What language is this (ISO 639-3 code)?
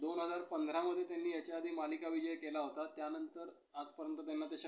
mar